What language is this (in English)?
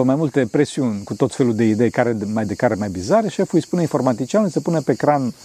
Romanian